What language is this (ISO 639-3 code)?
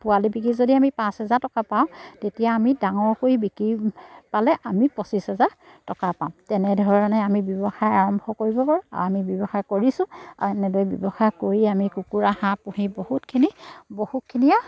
asm